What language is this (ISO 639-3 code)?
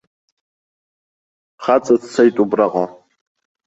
abk